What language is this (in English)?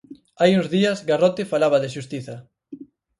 Galician